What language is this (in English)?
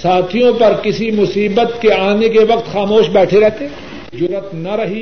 Urdu